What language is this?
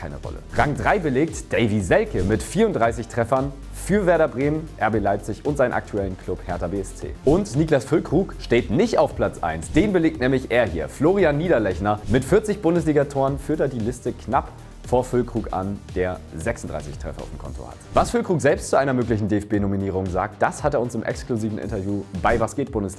German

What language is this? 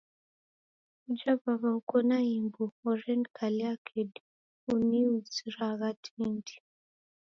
Taita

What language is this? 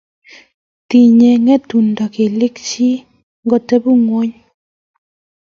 Kalenjin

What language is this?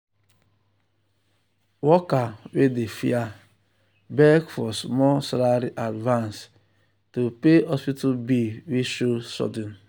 Nigerian Pidgin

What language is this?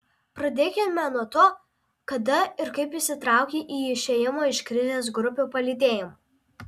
Lithuanian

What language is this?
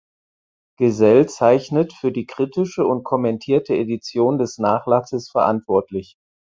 German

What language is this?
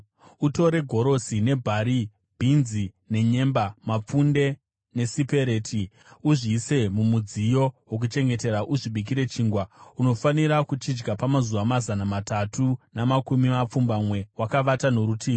Shona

